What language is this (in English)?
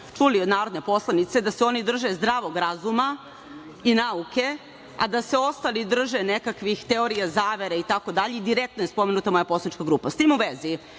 Serbian